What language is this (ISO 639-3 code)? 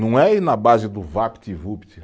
por